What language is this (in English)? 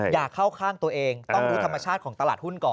Thai